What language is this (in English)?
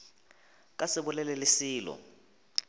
Northern Sotho